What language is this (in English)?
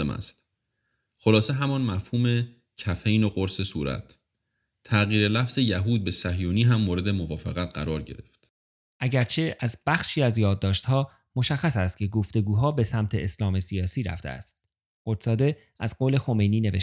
Persian